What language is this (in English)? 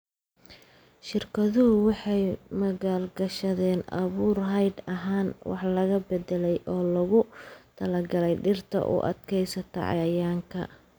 Somali